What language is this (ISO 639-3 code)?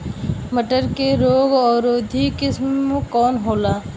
bho